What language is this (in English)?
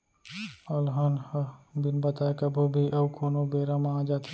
Chhattisgarhi